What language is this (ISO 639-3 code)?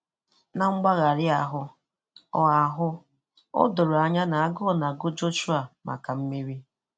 ibo